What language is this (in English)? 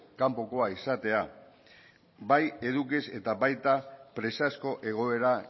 Basque